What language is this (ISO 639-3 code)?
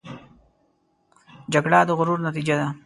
pus